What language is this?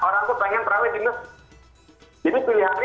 Indonesian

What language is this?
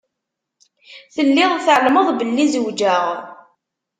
Kabyle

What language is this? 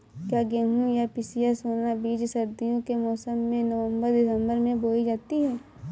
Hindi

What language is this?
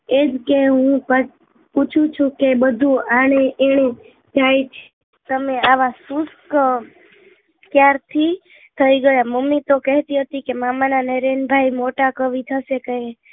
Gujarati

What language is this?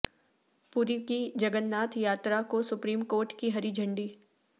Urdu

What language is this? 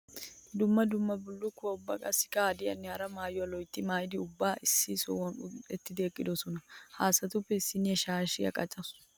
Wolaytta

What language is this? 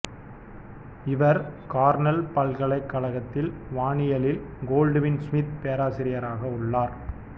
Tamil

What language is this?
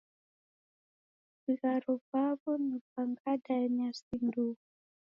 Taita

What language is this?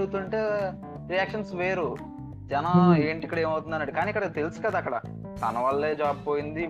Telugu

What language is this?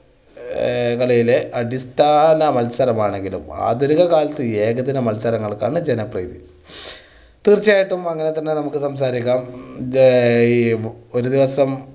Malayalam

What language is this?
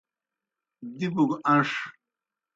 Kohistani Shina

